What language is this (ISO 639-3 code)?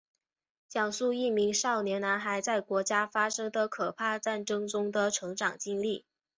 zho